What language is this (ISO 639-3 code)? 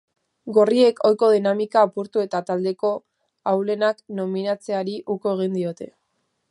eus